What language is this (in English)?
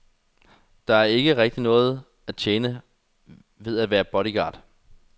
Danish